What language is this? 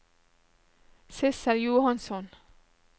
Norwegian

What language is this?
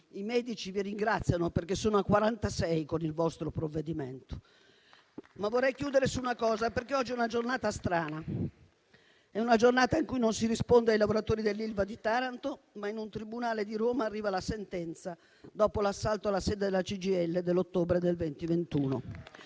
Italian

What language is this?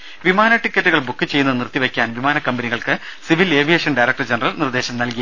Malayalam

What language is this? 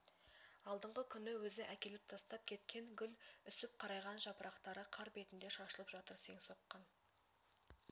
Kazakh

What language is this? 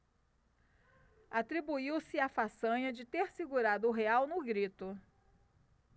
Portuguese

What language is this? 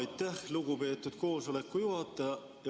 Estonian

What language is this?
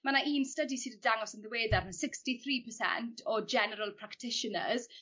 Welsh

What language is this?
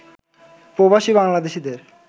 Bangla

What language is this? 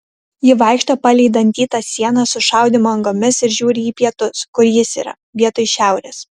Lithuanian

